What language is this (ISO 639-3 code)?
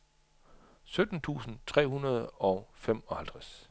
dan